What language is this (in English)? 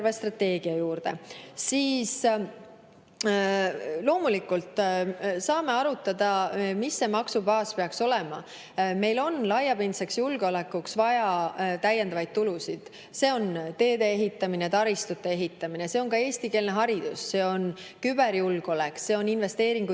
Estonian